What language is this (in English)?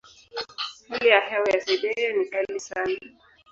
Swahili